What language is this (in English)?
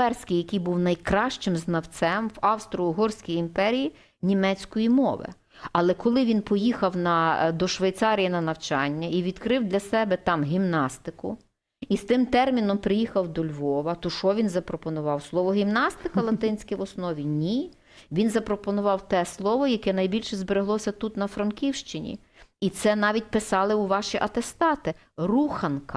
Ukrainian